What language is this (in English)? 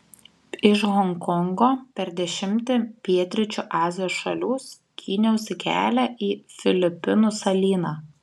Lithuanian